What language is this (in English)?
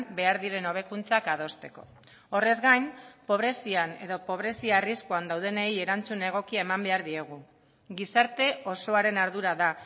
Basque